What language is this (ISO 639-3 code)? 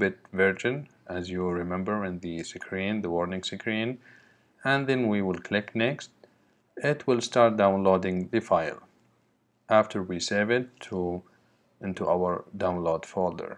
eng